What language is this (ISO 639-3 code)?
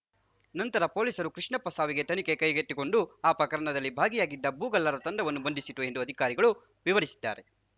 kan